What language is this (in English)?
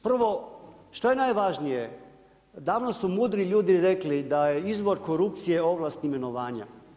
Croatian